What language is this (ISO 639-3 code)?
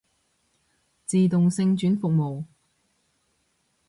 yue